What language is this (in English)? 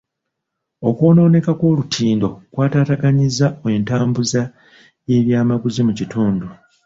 Ganda